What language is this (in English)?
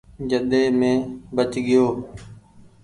Goaria